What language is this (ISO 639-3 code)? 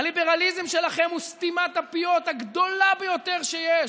heb